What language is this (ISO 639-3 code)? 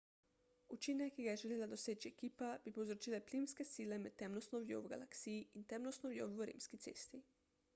slv